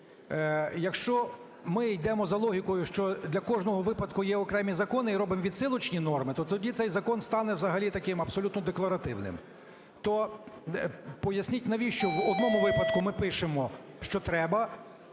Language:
Ukrainian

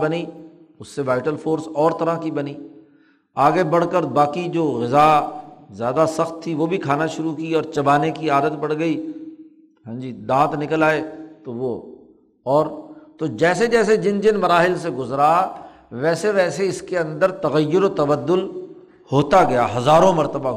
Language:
Urdu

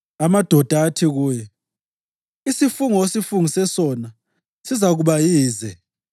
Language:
North Ndebele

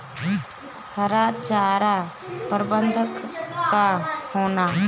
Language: Bhojpuri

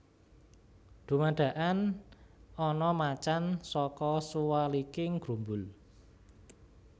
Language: Javanese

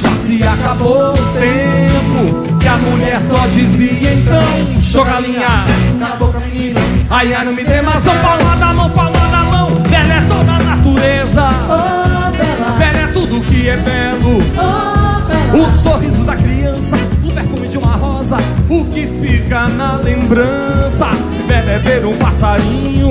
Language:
Portuguese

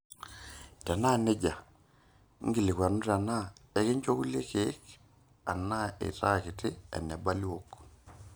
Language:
Masai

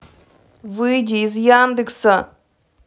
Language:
Russian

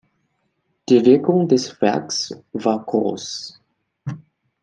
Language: German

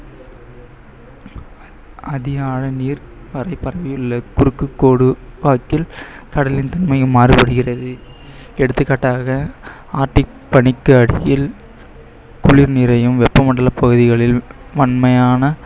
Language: Tamil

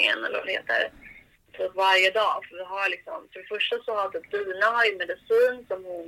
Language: Swedish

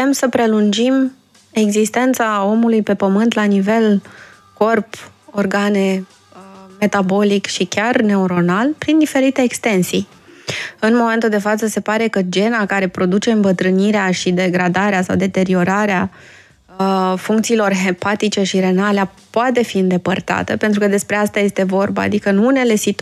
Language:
Romanian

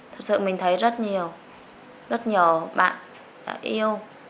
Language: Vietnamese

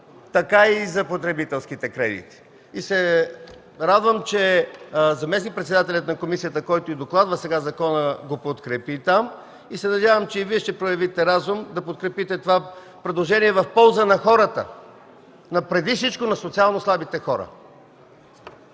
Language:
Bulgarian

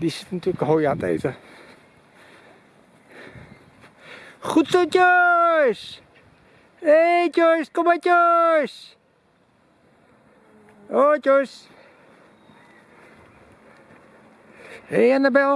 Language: Dutch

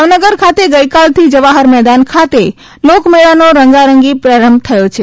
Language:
Gujarati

